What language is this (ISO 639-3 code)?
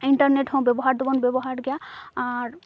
sat